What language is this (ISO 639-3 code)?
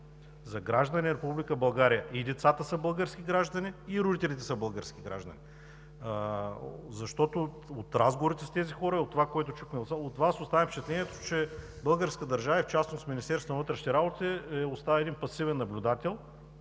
bul